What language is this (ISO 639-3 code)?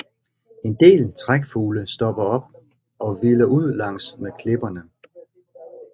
dan